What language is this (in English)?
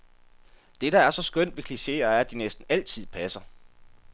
Danish